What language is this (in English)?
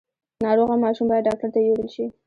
Pashto